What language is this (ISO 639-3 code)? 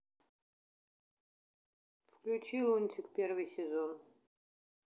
rus